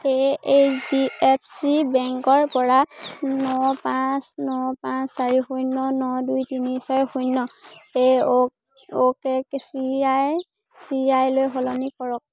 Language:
Assamese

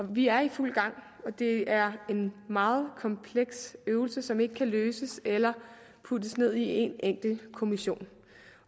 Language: Danish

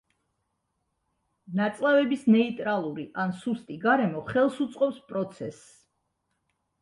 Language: Georgian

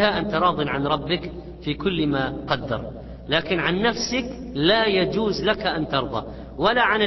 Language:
Arabic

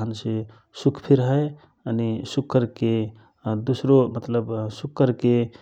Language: Rana Tharu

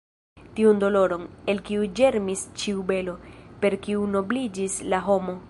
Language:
Esperanto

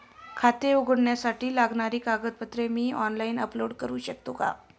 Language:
Marathi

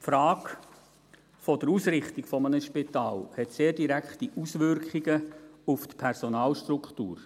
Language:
Swiss German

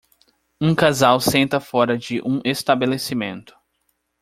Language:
Portuguese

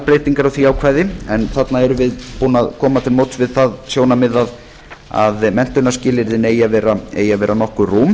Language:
Icelandic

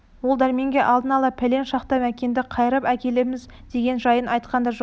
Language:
Kazakh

